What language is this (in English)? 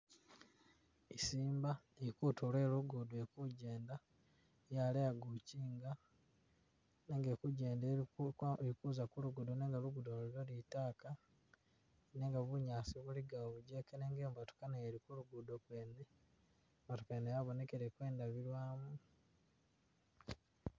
Masaaba